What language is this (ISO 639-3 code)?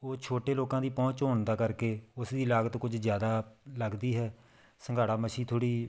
pan